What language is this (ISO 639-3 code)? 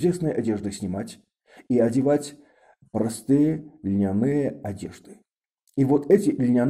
rus